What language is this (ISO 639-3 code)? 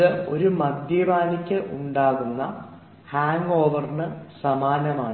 mal